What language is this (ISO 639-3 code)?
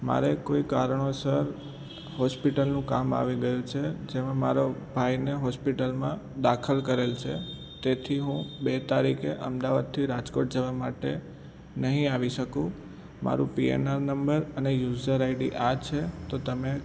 guj